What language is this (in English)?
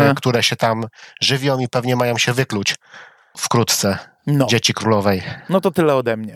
Polish